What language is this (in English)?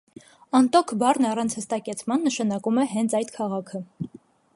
Armenian